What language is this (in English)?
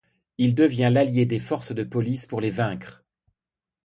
French